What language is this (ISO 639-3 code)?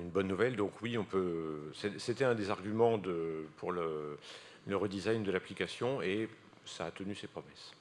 fra